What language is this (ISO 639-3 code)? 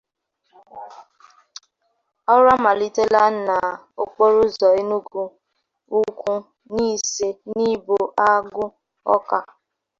ibo